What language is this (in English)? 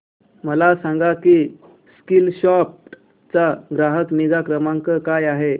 Marathi